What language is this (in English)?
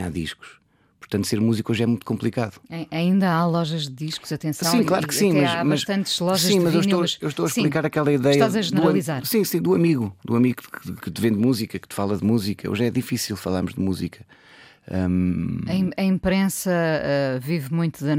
Portuguese